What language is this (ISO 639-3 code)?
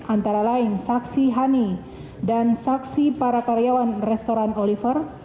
ind